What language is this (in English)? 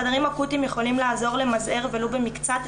Hebrew